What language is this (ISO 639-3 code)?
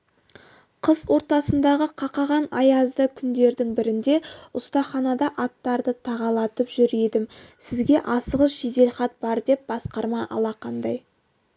kaz